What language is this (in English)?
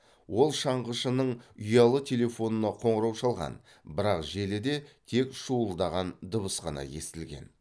Kazakh